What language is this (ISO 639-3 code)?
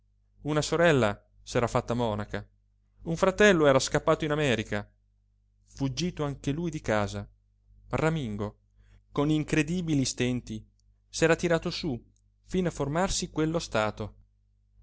ita